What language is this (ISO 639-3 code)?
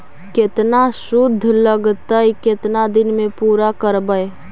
mag